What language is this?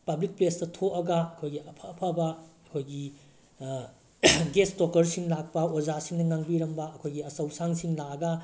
Manipuri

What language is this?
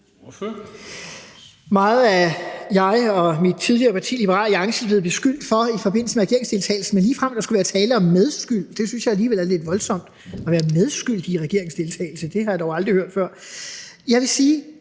Danish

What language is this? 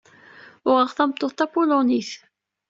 Kabyle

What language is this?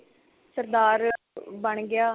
Punjabi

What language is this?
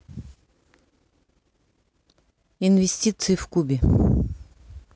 Russian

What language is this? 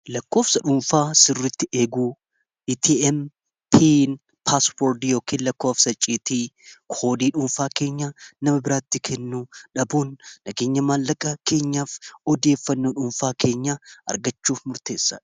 Oromo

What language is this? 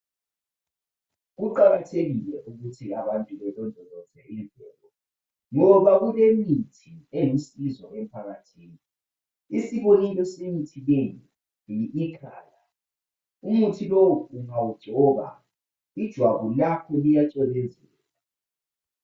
North Ndebele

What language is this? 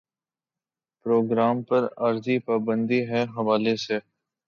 Urdu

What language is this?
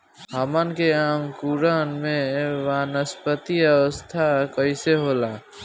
Bhojpuri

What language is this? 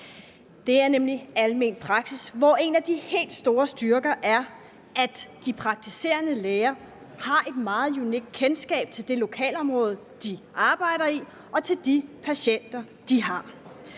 Danish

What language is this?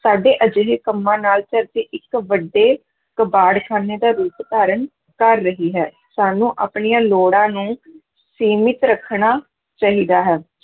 Punjabi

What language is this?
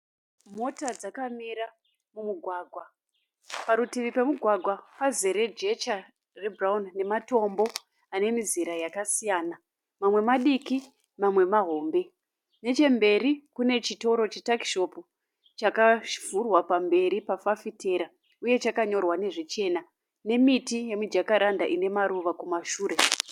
Shona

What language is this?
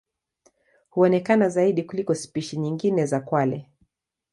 Swahili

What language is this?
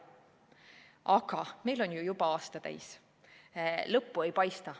Estonian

